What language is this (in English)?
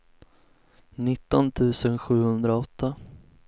Swedish